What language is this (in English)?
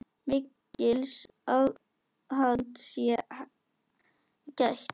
Icelandic